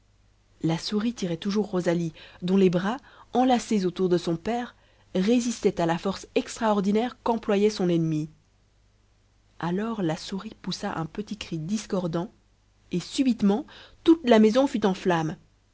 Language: French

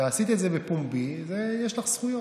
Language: Hebrew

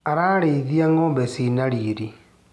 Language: Kikuyu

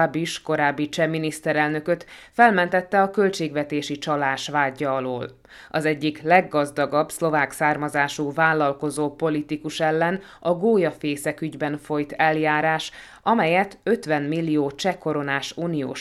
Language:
Hungarian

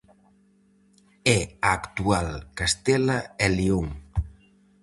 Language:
Galician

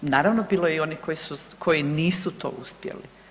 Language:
Croatian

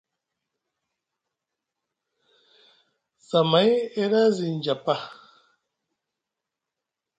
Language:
Musgu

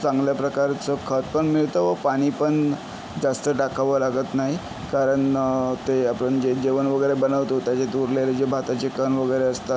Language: Marathi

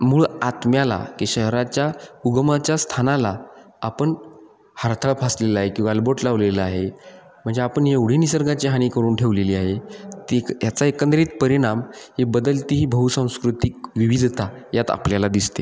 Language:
Marathi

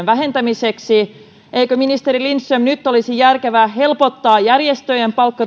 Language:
Finnish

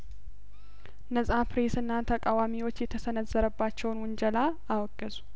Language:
Amharic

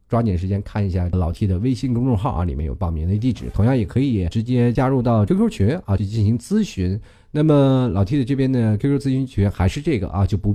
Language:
Chinese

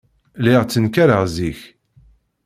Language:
Kabyle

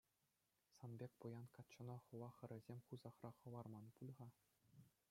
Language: Chuvash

